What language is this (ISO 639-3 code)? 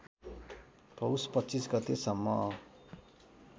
nep